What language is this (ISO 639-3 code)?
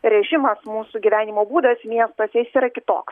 lit